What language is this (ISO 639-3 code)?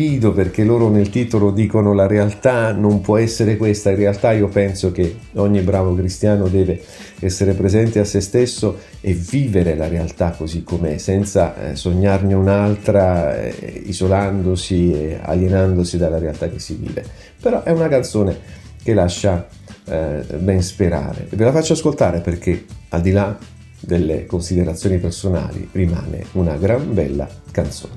ita